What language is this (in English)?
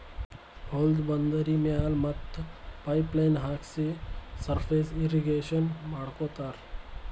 Kannada